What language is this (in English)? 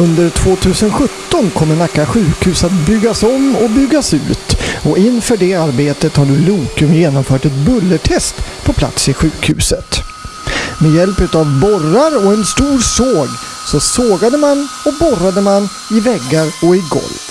Swedish